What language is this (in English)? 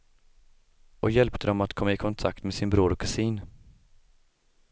Swedish